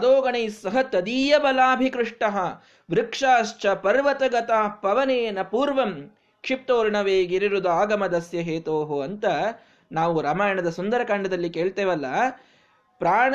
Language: Kannada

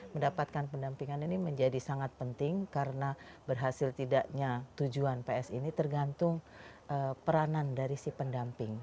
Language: Indonesian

